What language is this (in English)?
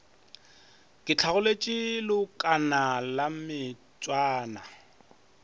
Northern Sotho